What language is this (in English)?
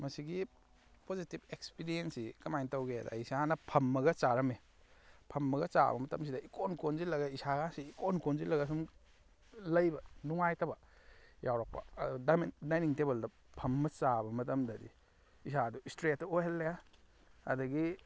Manipuri